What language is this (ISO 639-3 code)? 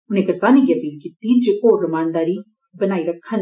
doi